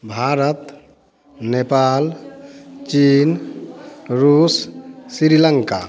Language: Hindi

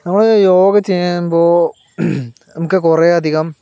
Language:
Malayalam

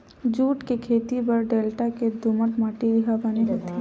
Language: Chhattisgarhi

